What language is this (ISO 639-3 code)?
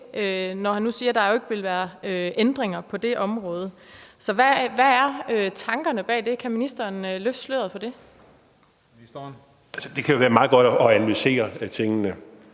dan